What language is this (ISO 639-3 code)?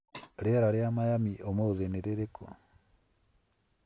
kik